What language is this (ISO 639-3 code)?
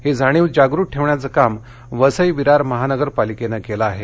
mar